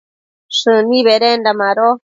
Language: Matsés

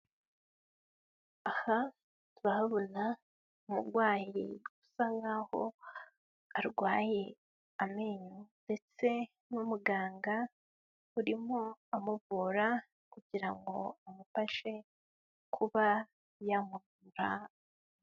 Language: Kinyarwanda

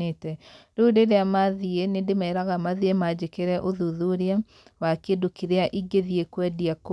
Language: Kikuyu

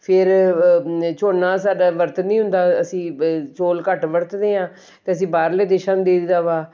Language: Punjabi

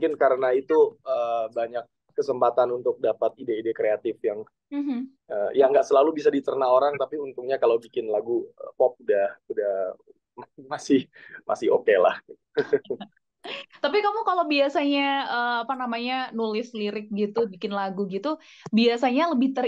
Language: Indonesian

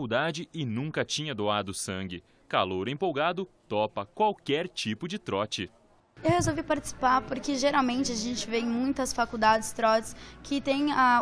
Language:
Portuguese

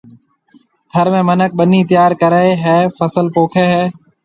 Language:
Marwari (Pakistan)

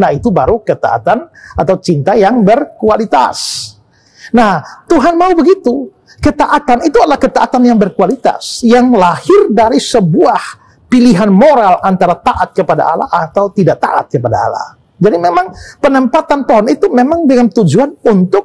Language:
Indonesian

